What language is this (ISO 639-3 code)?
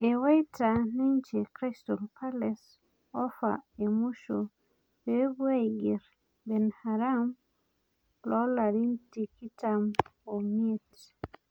mas